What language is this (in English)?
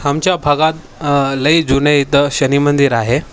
Marathi